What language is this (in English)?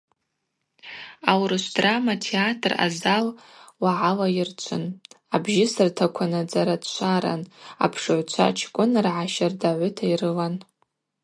Abaza